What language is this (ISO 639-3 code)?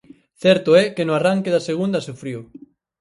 glg